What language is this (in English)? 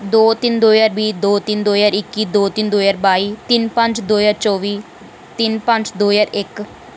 Dogri